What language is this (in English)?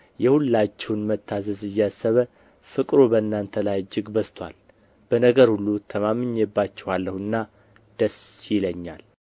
Amharic